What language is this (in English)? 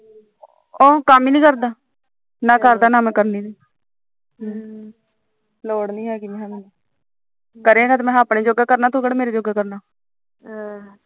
Punjabi